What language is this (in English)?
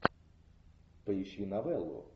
Russian